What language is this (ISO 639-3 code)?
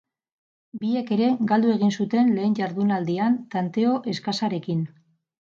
eus